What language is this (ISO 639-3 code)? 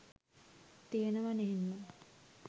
sin